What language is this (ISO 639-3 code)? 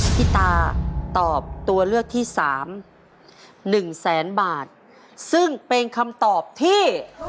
tha